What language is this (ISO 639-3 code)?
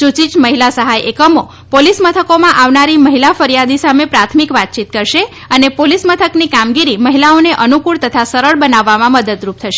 guj